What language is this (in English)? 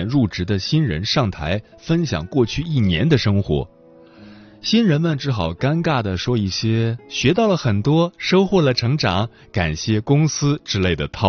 Chinese